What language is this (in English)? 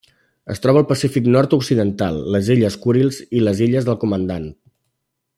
Catalan